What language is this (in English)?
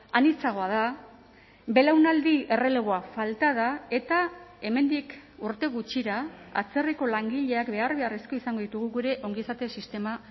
Basque